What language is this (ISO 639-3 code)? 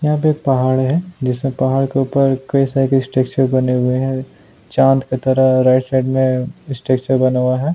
hin